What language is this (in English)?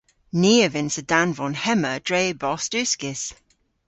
Cornish